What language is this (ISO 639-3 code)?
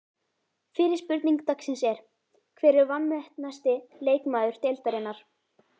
isl